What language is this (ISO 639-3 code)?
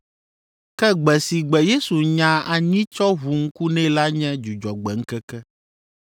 ewe